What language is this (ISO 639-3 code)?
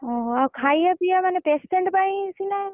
ori